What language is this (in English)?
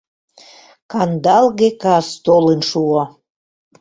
Mari